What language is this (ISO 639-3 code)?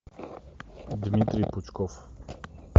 rus